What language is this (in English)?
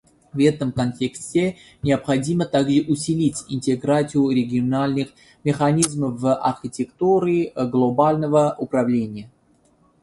Russian